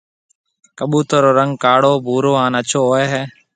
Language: Marwari (Pakistan)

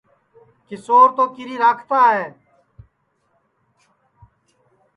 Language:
Sansi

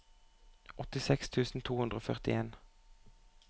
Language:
Norwegian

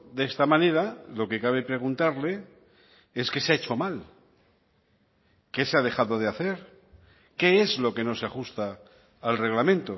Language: Spanish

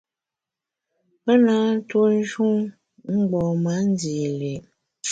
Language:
Bamun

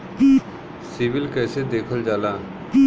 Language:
Bhojpuri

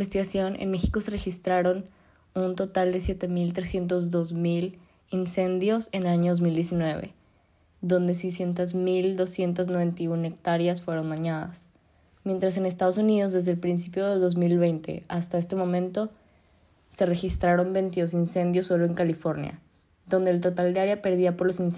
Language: Spanish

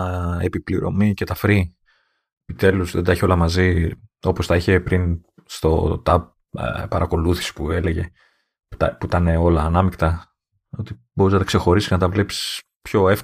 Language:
Greek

